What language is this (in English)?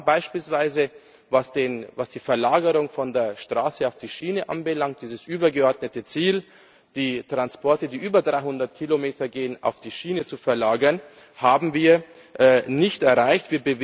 German